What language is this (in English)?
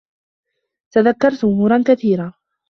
Arabic